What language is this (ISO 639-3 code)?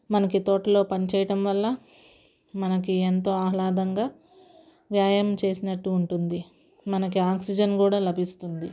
tel